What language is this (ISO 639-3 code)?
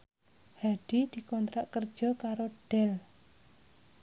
jav